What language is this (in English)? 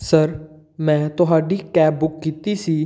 Punjabi